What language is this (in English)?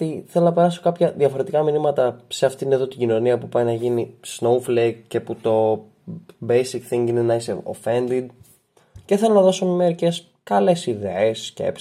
Greek